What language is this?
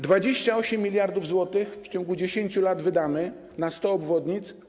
Polish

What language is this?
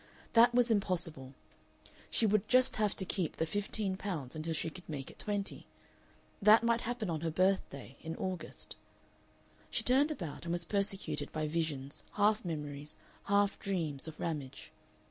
English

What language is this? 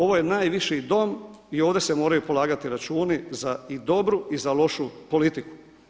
Croatian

